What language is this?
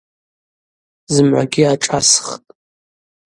Abaza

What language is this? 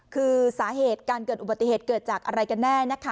Thai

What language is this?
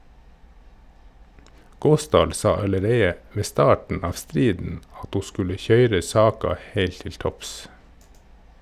Norwegian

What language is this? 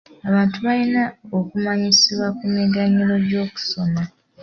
Ganda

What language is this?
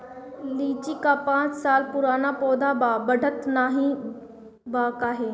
Bhojpuri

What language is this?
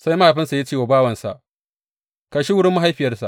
Hausa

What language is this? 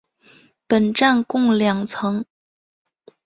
Chinese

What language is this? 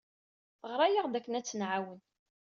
Kabyle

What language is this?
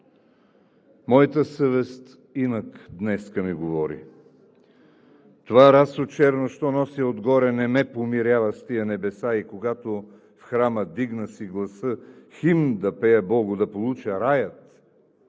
Bulgarian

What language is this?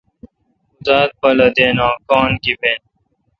Kalkoti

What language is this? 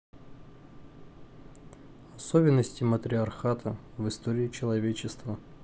Russian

